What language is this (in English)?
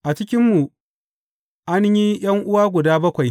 Hausa